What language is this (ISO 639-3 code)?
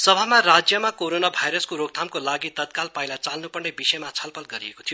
nep